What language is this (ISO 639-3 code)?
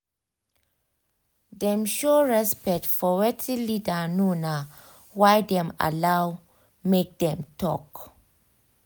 pcm